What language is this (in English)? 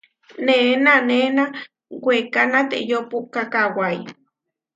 Huarijio